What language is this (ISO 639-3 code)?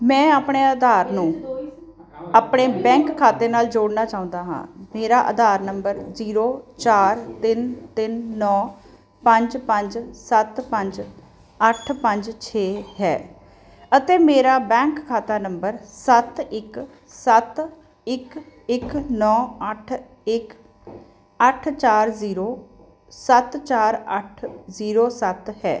pan